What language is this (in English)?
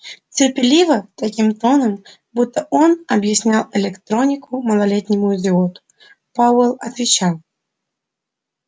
Russian